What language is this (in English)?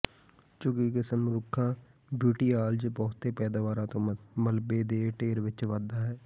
Punjabi